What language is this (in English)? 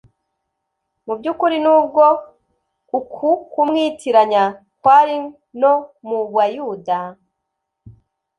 Kinyarwanda